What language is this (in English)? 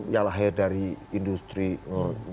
Indonesian